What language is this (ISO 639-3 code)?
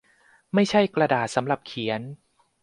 tha